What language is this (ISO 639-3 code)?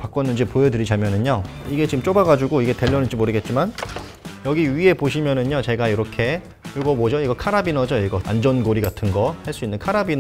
kor